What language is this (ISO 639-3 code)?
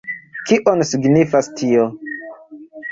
epo